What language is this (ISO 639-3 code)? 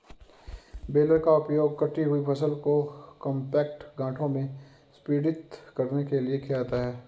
hin